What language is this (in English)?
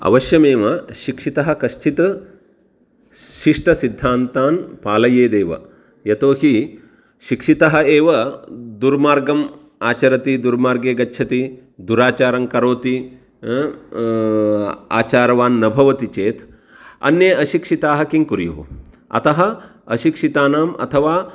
Sanskrit